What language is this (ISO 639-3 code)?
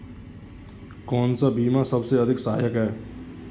hin